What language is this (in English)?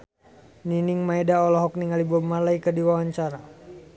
Sundanese